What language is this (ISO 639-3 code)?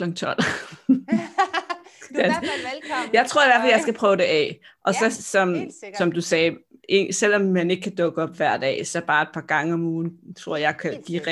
dan